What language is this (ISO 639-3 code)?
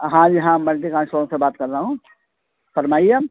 urd